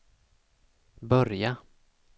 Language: Swedish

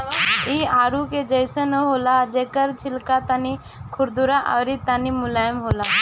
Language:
Bhojpuri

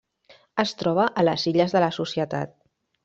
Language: Catalan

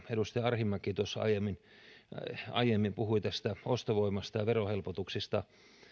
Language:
Finnish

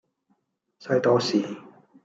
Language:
Cantonese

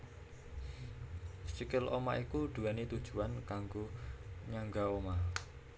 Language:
Javanese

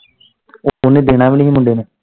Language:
Punjabi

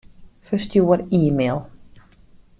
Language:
Western Frisian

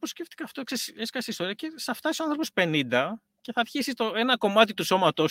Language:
Greek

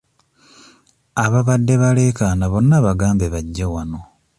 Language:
Ganda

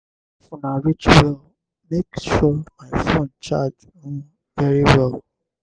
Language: Nigerian Pidgin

